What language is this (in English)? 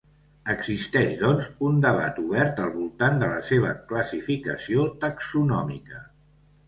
Catalan